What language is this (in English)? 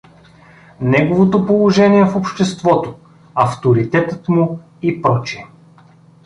Bulgarian